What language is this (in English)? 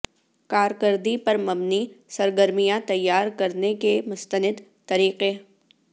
Urdu